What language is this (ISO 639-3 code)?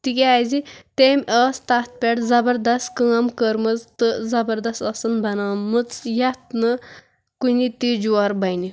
kas